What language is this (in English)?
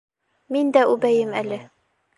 Bashkir